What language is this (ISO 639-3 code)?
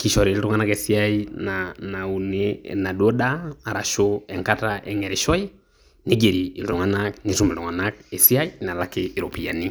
mas